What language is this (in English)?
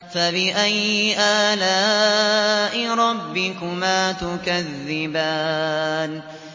Arabic